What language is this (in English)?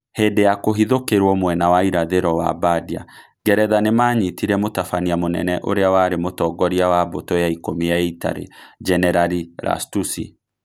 Kikuyu